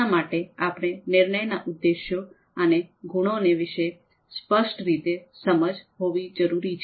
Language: Gujarati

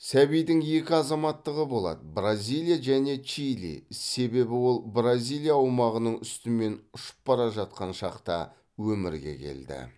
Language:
Kazakh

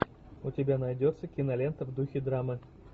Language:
Russian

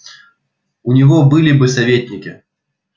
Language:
Russian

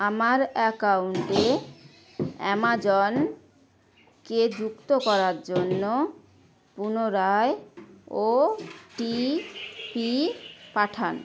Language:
Bangla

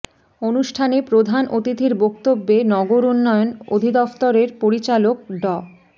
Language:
Bangla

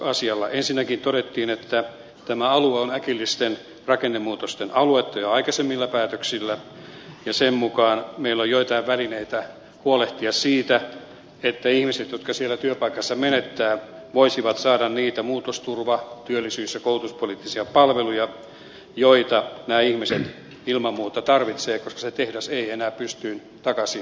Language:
Finnish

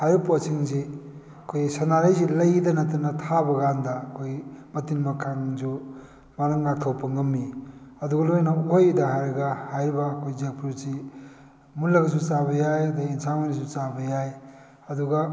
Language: Manipuri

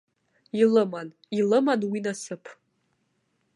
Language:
Abkhazian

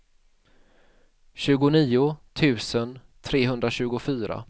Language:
Swedish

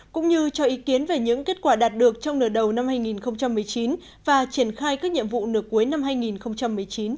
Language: Vietnamese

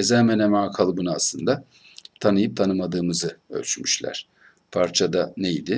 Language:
Turkish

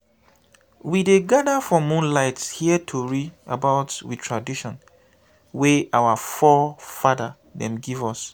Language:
Nigerian Pidgin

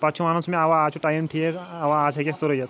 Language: Kashmiri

